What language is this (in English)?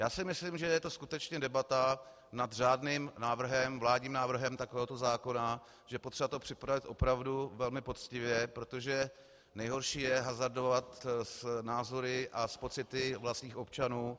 Czech